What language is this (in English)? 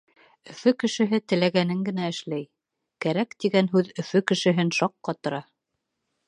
Bashkir